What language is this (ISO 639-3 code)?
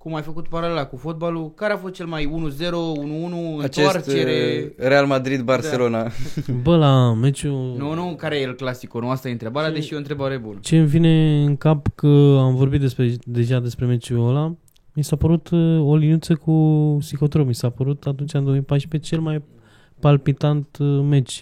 ron